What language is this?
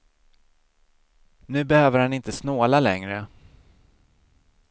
Swedish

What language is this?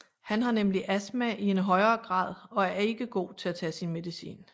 Danish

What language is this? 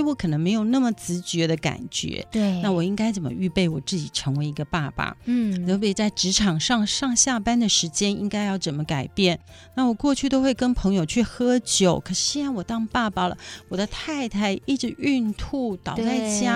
Chinese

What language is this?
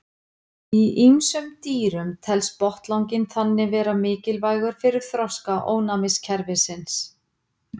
Icelandic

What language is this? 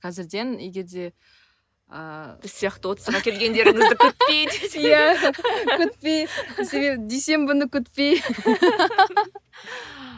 Kazakh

